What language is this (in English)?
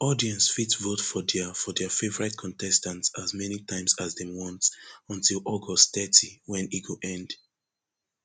Nigerian Pidgin